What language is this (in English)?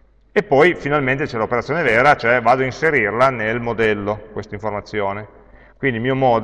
Italian